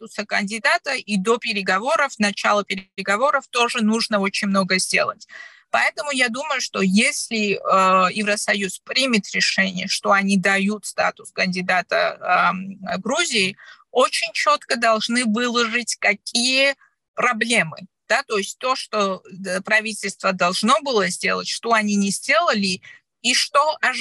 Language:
Russian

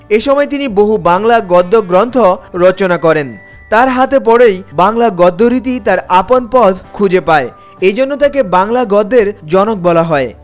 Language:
Bangla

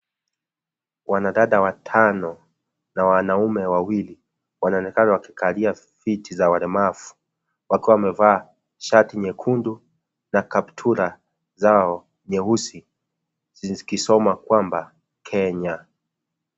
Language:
Swahili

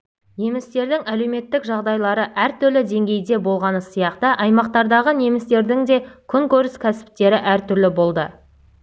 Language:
Kazakh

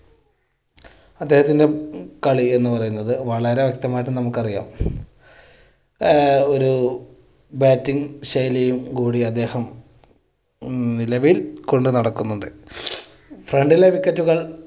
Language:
Malayalam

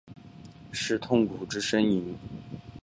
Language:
Chinese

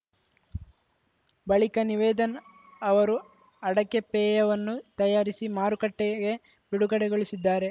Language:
Kannada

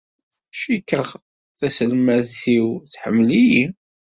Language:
Kabyle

